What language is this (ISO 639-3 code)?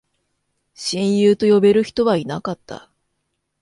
jpn